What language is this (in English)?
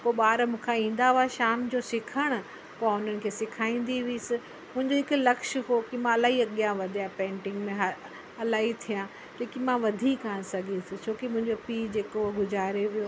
Sindhi